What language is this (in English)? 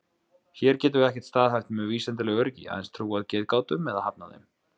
Icelandic